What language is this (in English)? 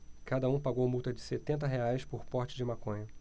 Portuguese